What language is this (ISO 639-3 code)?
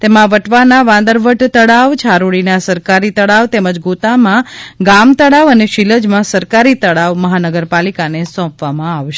guj